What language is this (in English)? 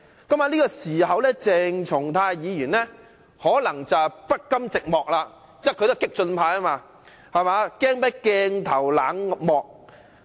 Cantonese